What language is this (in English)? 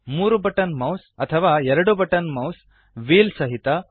Kannada